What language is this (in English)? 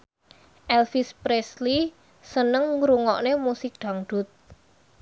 Javanese